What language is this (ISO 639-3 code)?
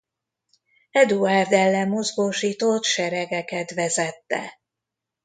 hun